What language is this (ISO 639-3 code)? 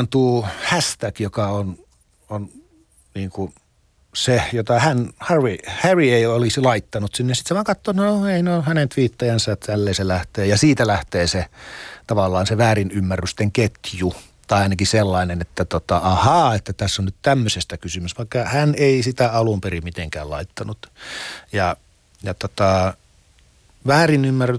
fin